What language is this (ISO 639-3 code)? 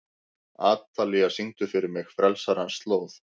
isl